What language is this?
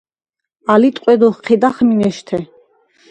Svan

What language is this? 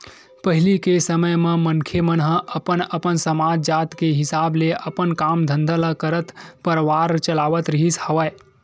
Chhattisgarhi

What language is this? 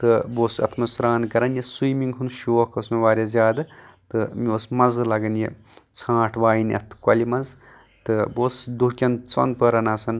Kashmiri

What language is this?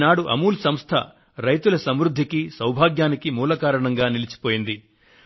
Telugu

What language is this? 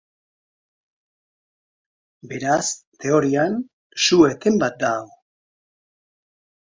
Basque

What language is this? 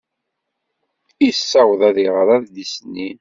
Kabyle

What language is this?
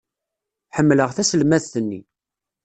Kabyle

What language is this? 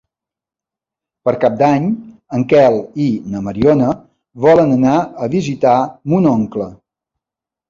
Catalan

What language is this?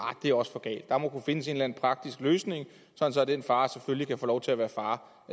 Danish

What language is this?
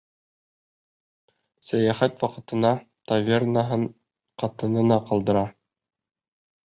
Bashkir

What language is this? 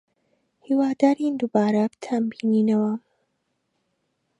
Central Kurdish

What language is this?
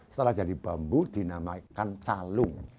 Indonesian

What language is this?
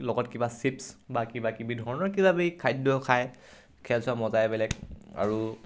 Assamese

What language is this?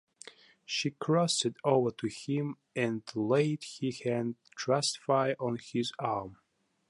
English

